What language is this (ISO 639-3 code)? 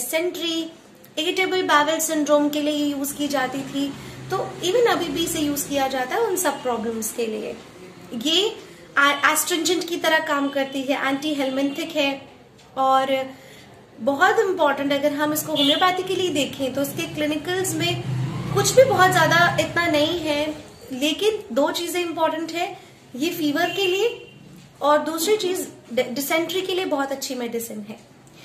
hin